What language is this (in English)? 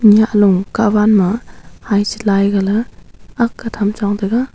Wancho Naga